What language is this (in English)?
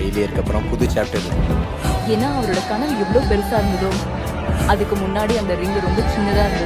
Romanian